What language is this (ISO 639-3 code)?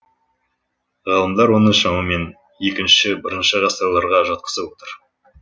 kaz